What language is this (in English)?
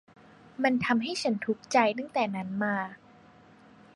Thai